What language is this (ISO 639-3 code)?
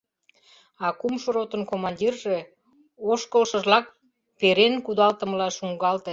chm